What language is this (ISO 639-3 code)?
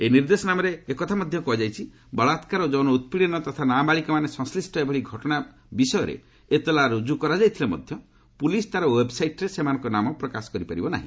ori